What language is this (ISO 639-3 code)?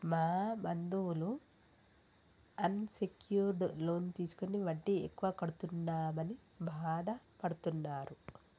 tel